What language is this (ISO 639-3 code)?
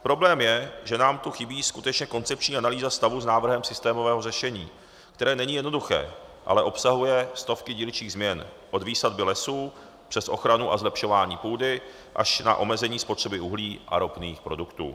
ces